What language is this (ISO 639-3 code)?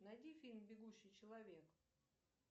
rus